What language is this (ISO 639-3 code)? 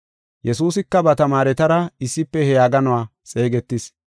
gof